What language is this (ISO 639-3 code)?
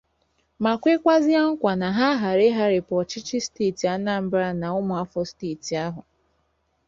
ibo